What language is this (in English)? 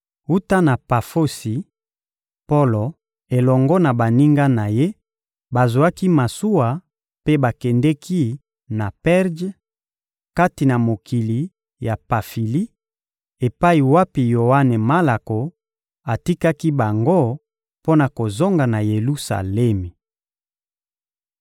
Lingala